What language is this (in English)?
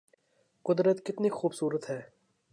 Urdu